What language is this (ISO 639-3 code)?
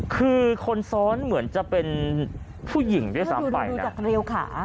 tha